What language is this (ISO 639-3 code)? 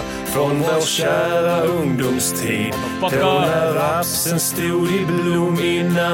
swe